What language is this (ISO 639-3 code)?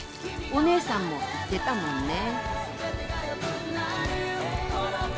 jpn